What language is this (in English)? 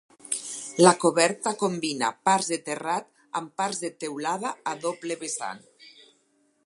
Catalan